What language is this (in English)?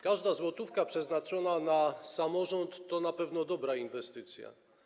Polish